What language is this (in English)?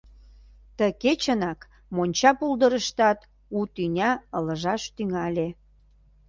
Mari